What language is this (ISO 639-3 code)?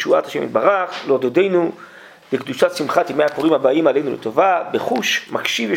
heb